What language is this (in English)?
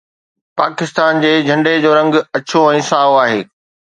Sindhi